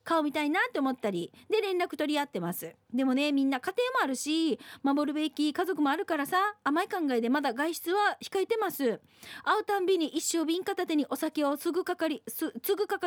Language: Japanese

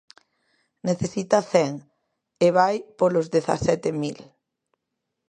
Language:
Galician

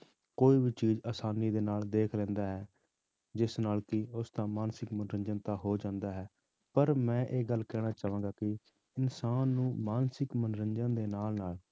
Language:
Punjabi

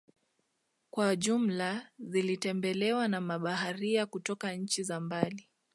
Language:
Swahili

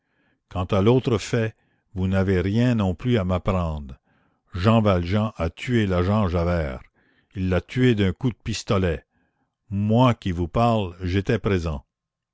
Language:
French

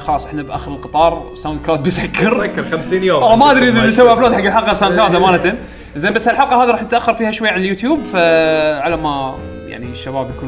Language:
Arabic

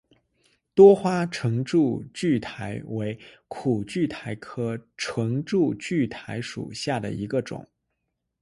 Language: Chinese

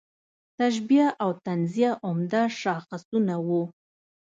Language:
Pashto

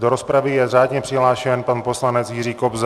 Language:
Czech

